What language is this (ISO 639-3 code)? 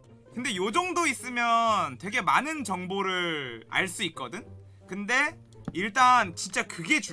kor